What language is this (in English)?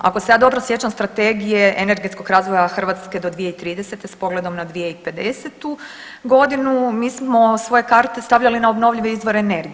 Croatian